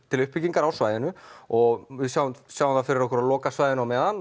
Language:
Icelandic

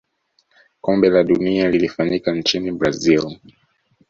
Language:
Swahili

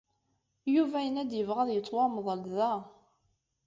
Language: Kabyle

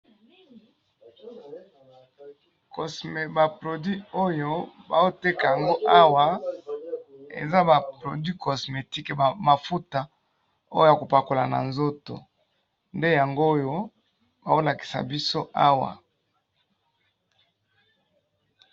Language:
Lingala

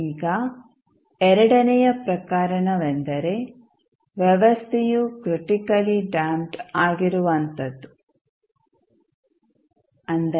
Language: Kannada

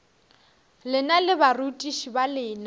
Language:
Northern Sotho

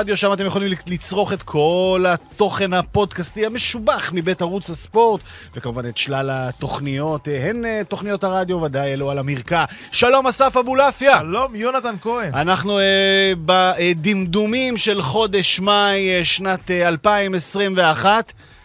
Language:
Hebrew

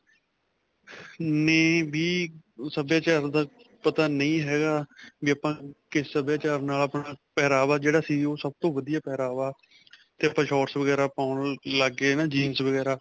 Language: Punjabi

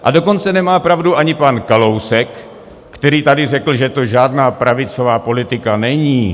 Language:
Czech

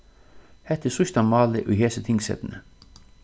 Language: Faroese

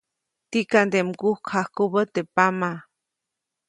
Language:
Copainalá Zoque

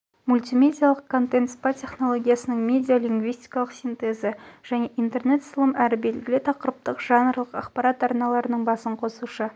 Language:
Kazakh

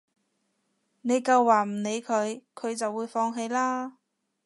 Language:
Cantonese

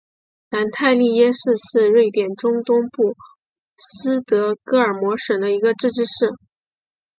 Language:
Chinese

